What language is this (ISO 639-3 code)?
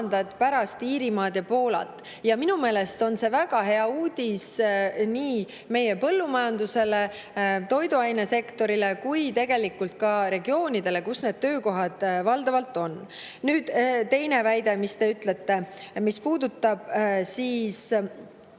est